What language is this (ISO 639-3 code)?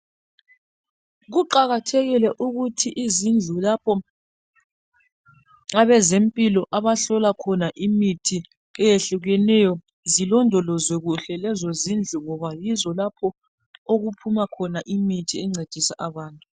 nde